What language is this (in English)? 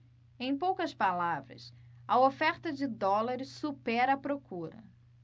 Portuguese